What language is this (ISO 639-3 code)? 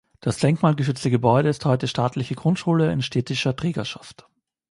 deu